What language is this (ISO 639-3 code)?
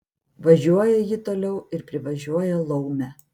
lit